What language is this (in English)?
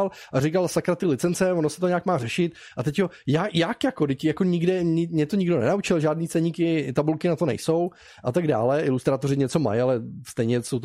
Czech